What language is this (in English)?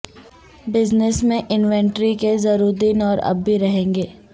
Urdu